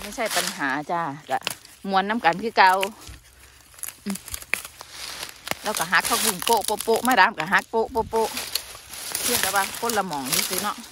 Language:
Thai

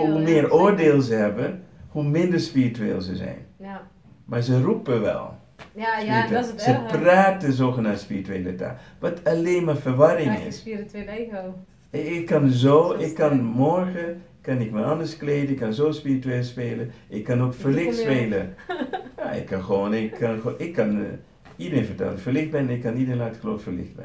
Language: Dutch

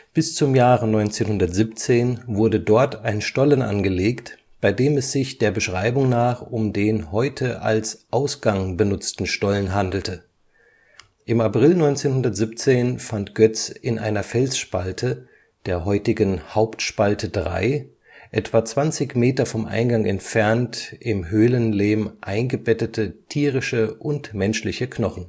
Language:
German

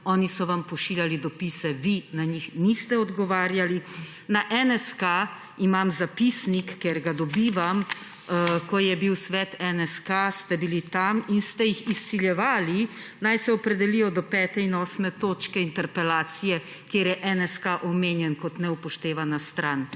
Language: Slovenian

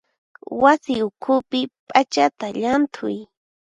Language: Puno Quechua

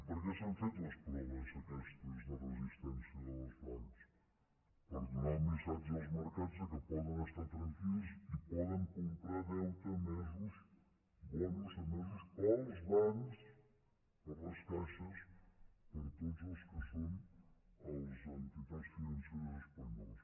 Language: Catalan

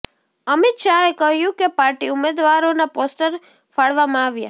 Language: Gujarati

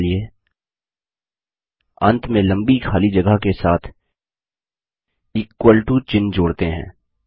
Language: Hindi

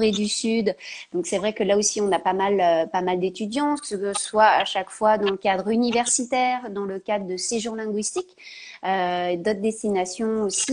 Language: French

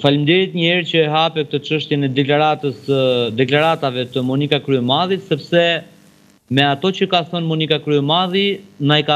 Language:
Romanian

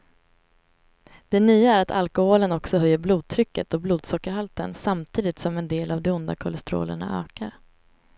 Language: Swedish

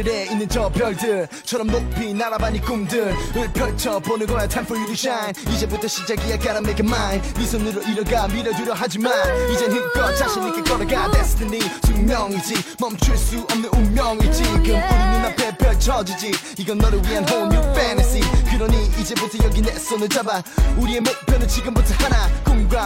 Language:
Vietnamese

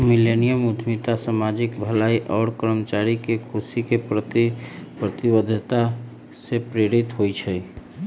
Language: Magahi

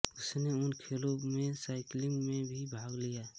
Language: Hindi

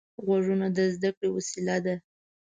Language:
Pashto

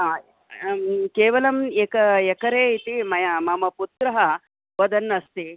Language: Sanskrit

